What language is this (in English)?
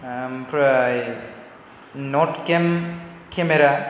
Bodo